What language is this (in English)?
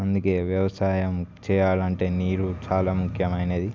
Telugu